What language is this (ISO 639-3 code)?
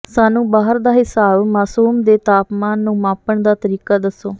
pan